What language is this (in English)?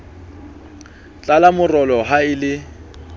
Southern Sotho